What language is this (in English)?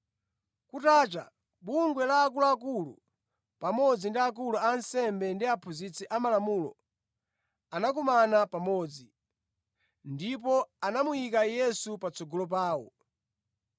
Nyanja